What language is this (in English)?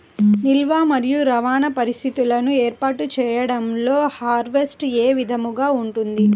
Telugu